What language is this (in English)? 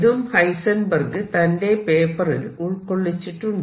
Malayalam